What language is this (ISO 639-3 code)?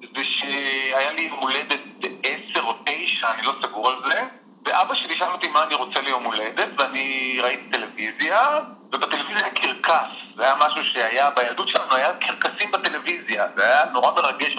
heb